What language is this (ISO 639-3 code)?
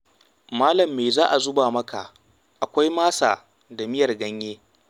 hau